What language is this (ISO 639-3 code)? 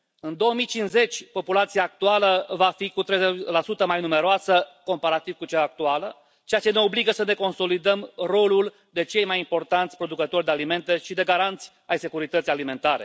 ron